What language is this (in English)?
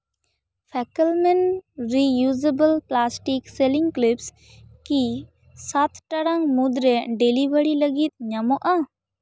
Santali